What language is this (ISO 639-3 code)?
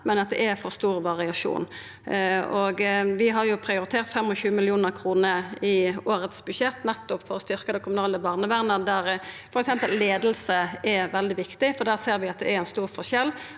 nor